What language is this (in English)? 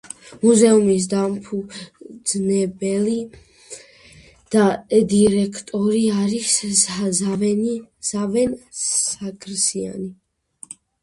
Georgian